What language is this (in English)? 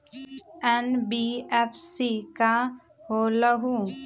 Magahi